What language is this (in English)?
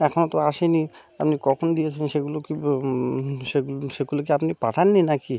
Bangla